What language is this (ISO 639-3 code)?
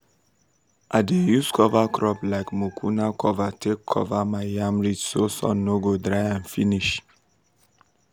pcm